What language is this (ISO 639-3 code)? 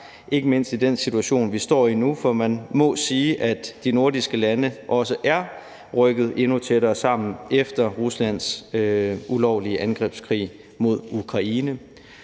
dan